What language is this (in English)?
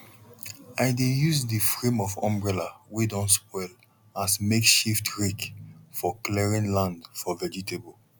Nigerian Pidgin